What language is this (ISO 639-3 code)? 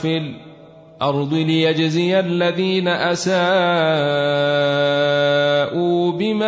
ara